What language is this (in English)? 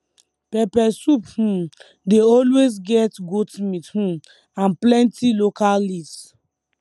Nigerian Pidgin